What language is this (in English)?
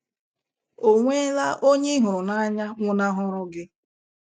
Igbo